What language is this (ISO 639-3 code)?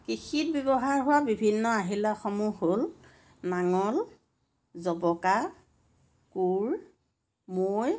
asm